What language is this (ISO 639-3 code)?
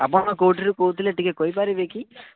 ori